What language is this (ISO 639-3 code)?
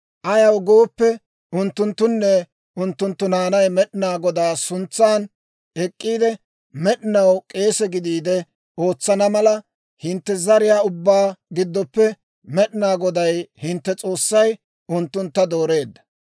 dwr